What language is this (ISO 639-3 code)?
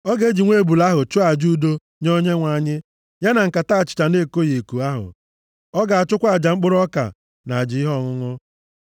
ibo